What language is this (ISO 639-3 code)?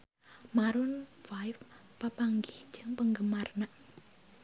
sun